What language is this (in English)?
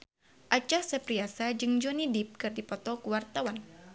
Sundanese